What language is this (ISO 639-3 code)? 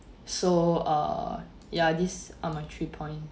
eng